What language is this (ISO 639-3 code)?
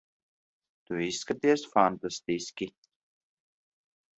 lav